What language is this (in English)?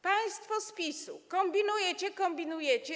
Polish